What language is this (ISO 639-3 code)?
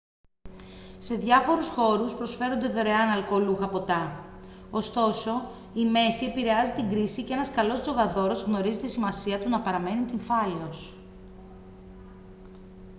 ell